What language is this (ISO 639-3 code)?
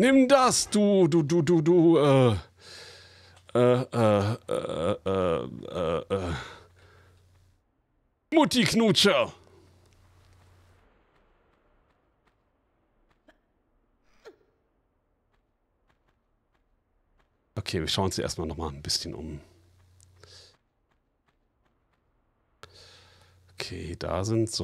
deu